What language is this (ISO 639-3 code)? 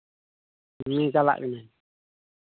sat